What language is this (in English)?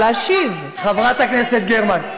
Hebrew